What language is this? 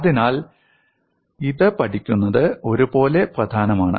Malayalam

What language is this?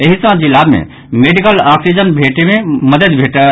Maithili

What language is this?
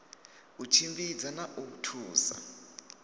Venda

